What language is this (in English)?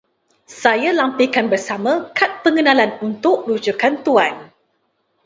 Malay